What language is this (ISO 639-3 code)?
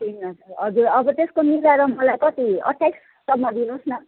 nep